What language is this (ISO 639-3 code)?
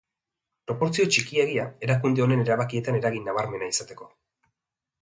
eus